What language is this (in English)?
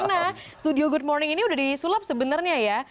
Indonesian